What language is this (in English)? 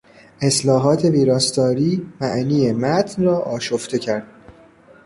Persian